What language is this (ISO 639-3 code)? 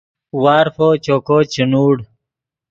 ydg